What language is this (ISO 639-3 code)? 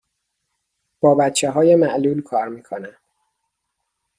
fas